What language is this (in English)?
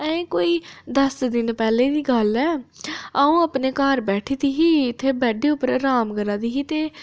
Dogri